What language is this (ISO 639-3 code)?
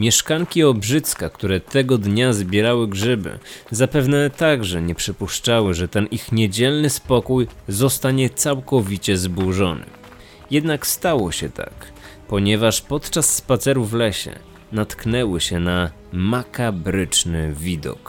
pol